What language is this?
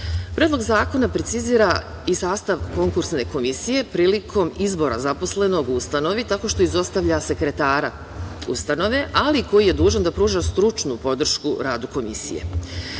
Serbian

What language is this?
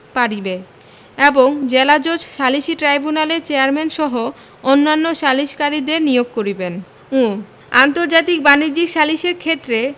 Bangla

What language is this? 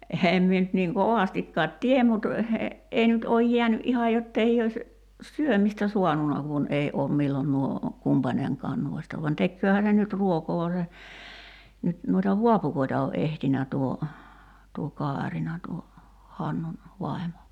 Finnish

